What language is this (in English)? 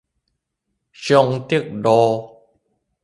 Min Nan Chinese